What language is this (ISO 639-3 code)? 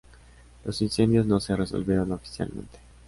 spa